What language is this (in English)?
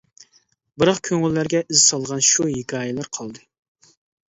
Uyghur